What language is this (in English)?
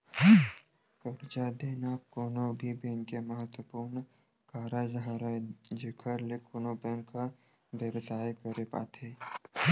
Chhattisgarhi